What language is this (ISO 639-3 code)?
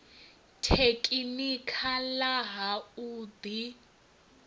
ven